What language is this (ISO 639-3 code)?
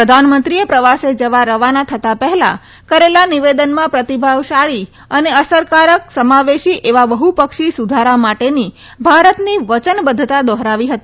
guj